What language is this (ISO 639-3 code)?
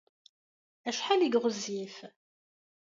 kab